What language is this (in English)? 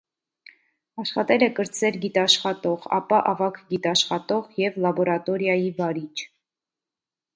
Armenian